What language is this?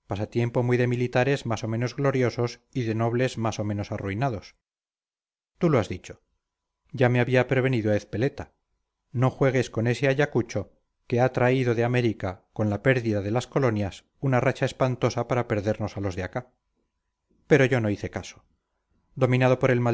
Spanish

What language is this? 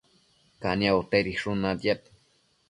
Matsés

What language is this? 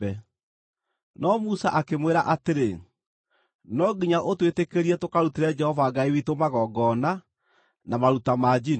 Kikuyu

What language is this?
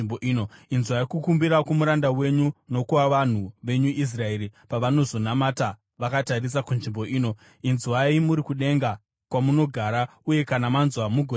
Shona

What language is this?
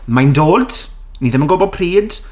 Welsh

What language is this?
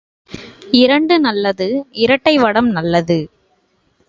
Tamil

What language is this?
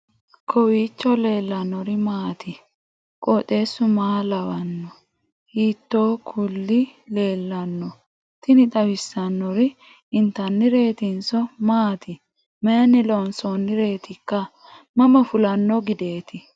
Sidamo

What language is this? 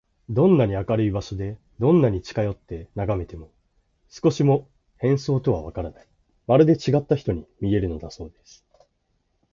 Japanese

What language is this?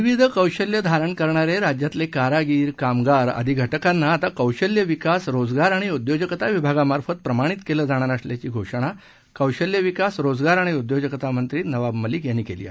Marathi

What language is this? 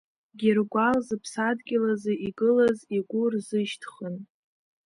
Abkhazian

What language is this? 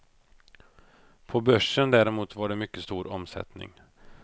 Swedish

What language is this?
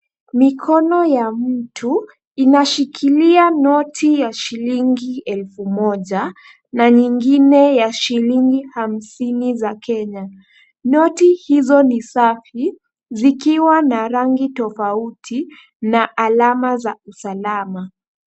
Swahili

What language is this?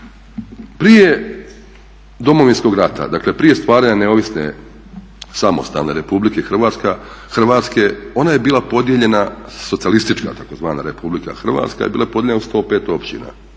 Croatian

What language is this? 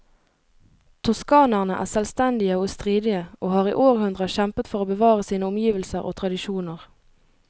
Norwegian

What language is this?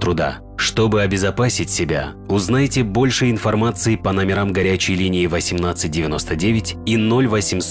Russian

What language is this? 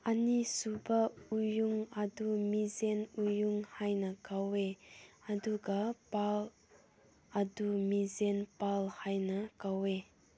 Manipuri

